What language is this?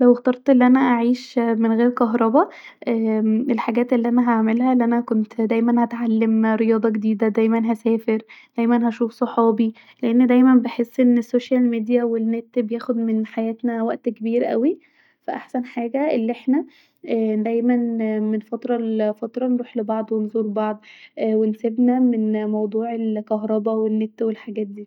Egyptian Arabic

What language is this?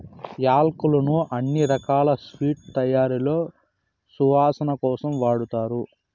Telugu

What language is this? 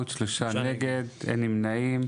Hebrew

